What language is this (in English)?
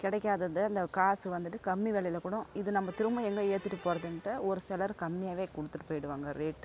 Tamil